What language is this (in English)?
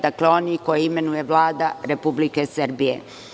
Serbian